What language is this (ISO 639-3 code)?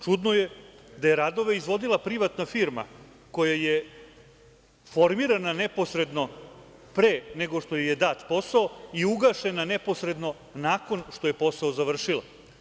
srp